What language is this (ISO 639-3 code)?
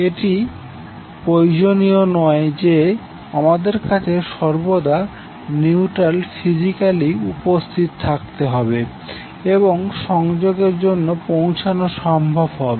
ben